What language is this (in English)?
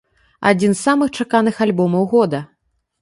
Belarusian